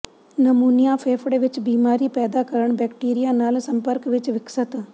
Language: Punjabi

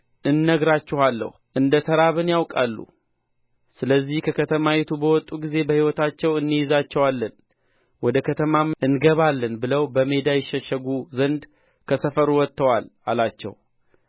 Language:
Amharic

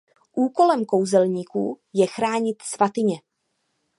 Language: Czech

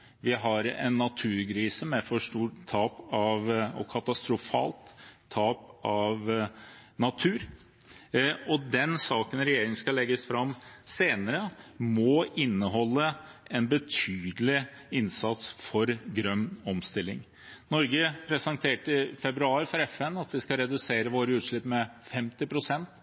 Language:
Norwegian Bokmål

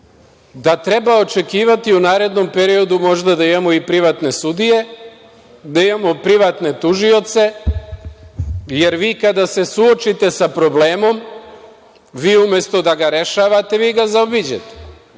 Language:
Serbian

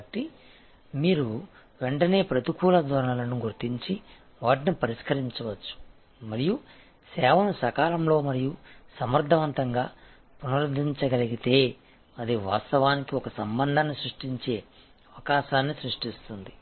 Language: Telugu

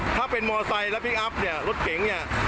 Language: Thai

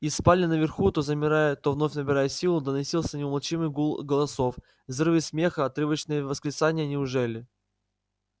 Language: Russian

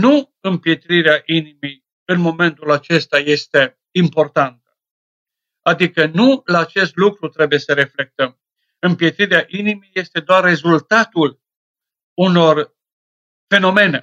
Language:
Romanian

